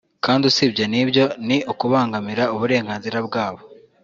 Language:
Kinyarwanda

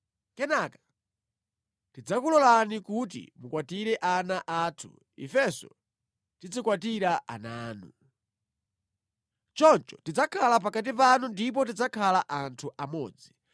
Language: Nyanja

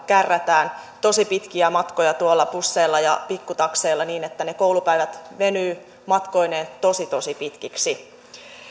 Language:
Finnish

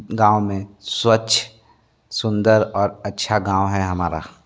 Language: Hindi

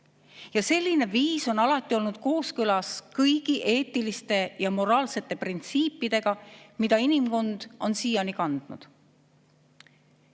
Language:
Estonian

